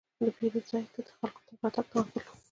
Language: Pashto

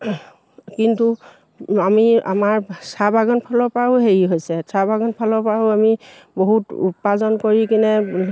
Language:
Assamese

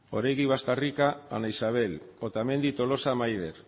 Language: Basque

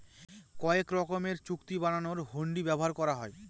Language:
Bangla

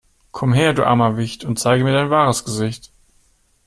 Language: German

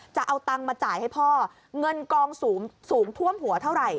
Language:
Thai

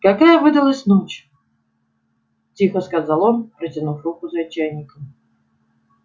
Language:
Russian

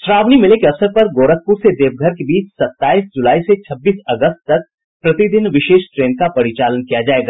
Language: Hindi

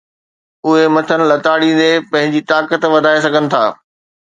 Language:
Sindhi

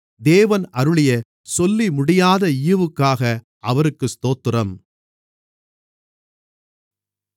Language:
Tamil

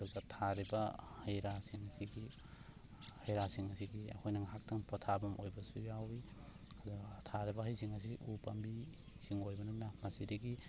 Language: Manipuri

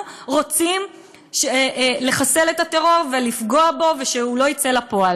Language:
Hebrew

